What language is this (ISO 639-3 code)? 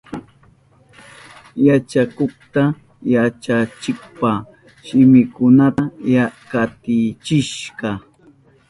qup